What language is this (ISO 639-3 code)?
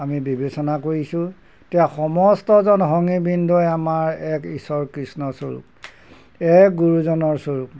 asm